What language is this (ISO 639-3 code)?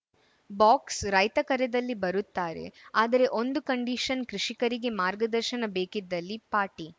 kan